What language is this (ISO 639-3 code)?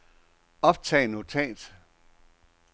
dan